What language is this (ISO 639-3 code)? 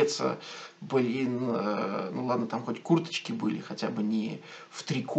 rus